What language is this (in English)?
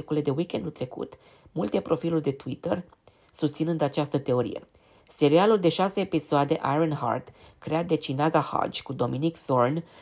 Romanian